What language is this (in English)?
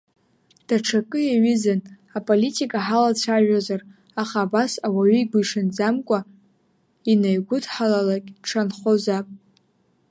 Abkhazian